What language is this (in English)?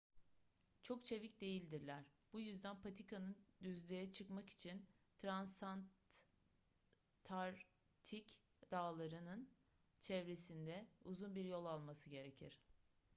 Turkish